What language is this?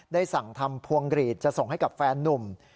Thai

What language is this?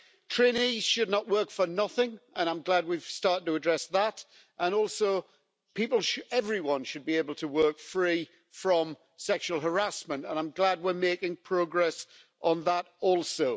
English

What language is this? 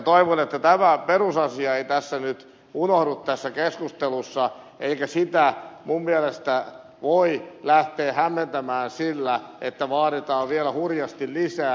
Finnish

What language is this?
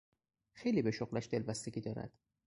Persian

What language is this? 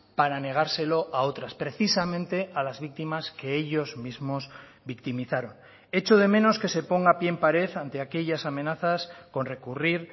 Spanish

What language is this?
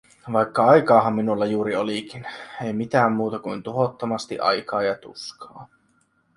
Finnish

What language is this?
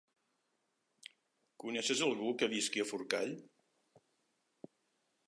Catalan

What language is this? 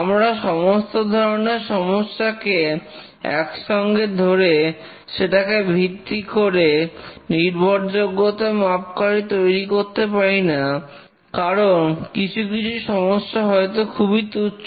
Bangla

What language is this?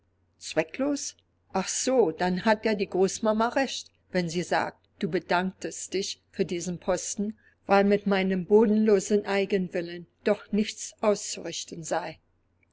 German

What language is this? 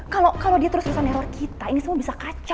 Indonesian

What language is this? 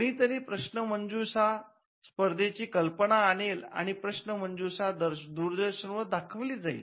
Marathi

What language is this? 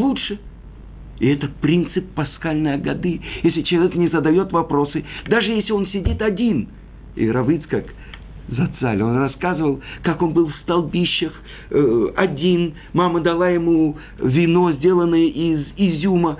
Russian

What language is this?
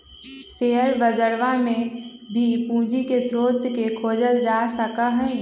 Magahi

